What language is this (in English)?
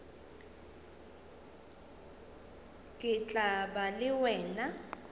Northern Sotho